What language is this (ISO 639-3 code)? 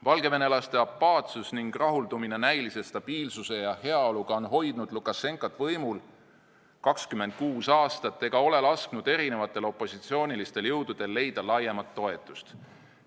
est